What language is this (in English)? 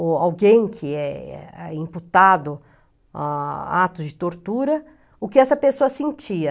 Portuguese